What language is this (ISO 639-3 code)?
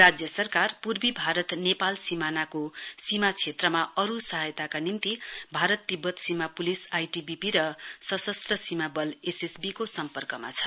nep